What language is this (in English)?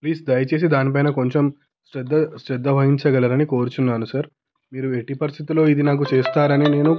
Telugu